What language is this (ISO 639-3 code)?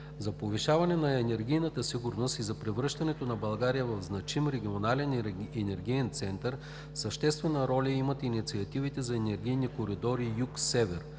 bul